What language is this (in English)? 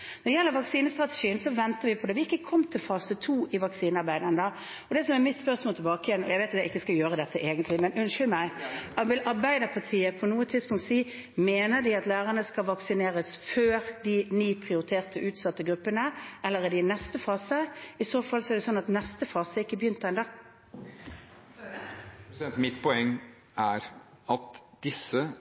Norwegian